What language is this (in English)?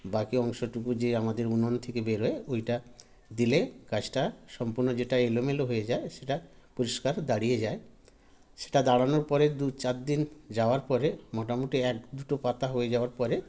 Bangla